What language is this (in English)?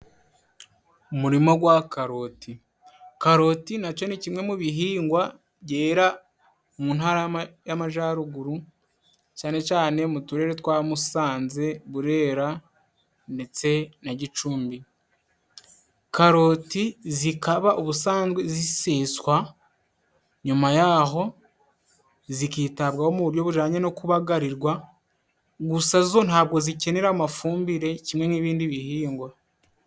Kinyarwanda